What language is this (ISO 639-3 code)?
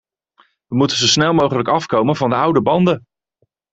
nld